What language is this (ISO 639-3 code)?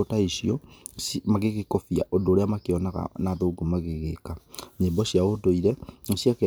kik